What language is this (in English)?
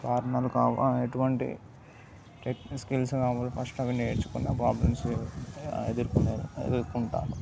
Telugu